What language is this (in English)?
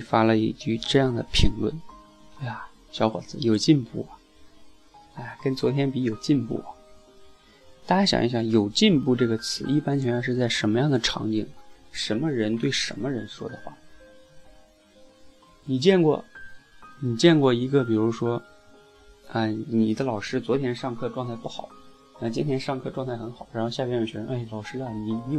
Chinese